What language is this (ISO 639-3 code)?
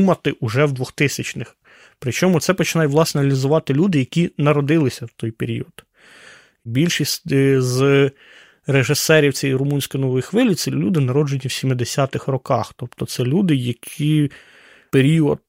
ukr